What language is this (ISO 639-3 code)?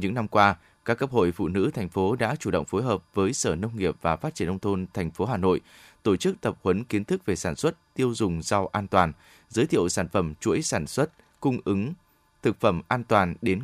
vie